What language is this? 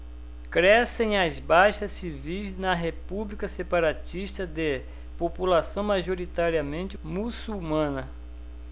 Portuguese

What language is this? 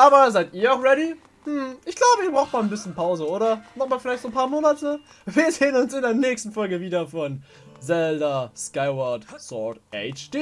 German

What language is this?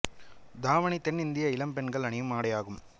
Tamil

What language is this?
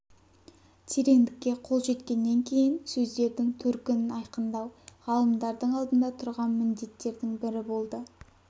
Kazakh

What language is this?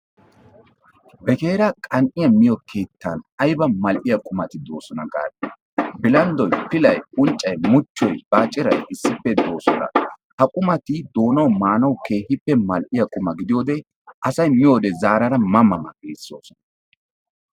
Wolaytta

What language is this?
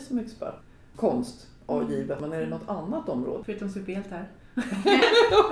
Swedish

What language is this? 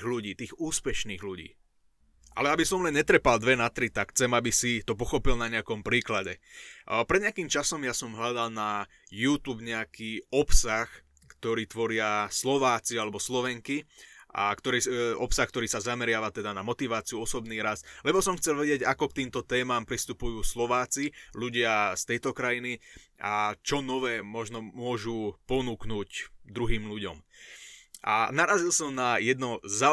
Slovak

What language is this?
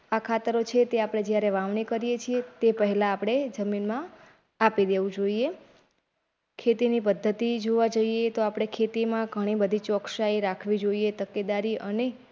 Gujarati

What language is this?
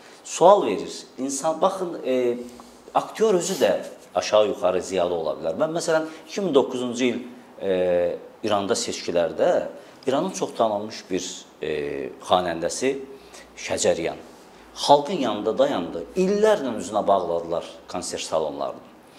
Turkish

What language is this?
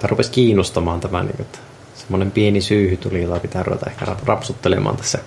Finnish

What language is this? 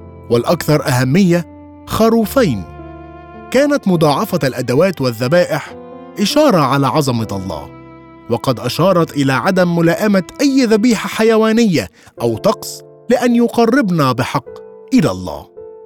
Arabic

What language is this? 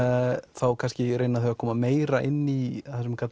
Icelandic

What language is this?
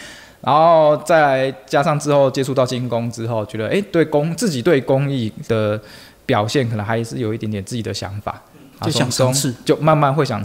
Chinese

